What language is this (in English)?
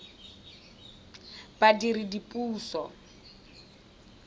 Tswana